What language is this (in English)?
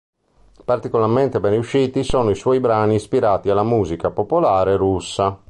Italian